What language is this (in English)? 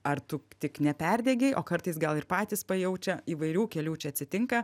Lithuanian